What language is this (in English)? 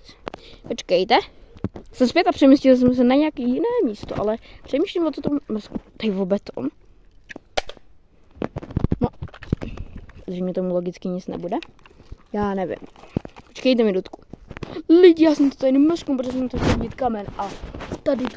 Czech